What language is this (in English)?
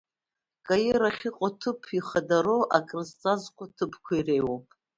Abkhazian